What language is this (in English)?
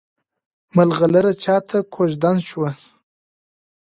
Pashto